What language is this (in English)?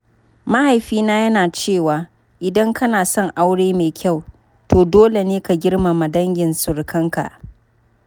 Hausa